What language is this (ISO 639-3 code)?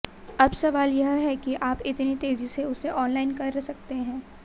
hin